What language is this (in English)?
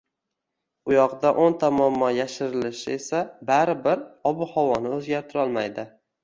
Uzbek